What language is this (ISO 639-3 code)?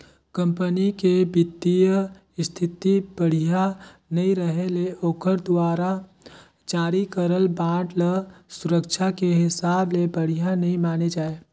hne